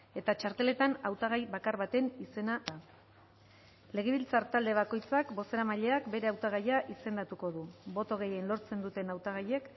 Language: Basque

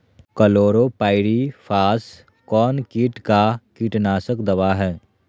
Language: Magahi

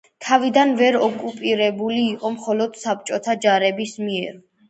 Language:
Georgian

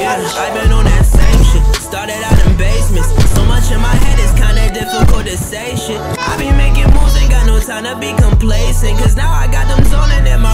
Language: English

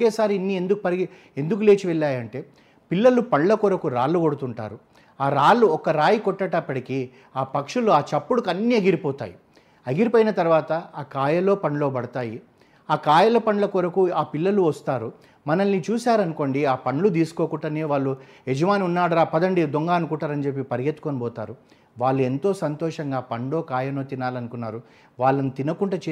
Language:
Telugu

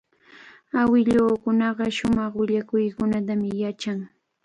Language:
Cajatambo North Lima Quechua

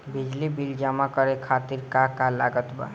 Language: Bhojpuri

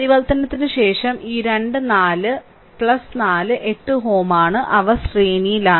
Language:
Malayalam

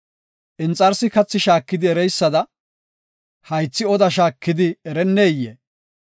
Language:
Gofa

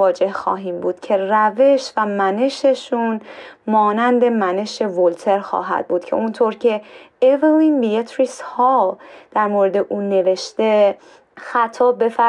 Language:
Persian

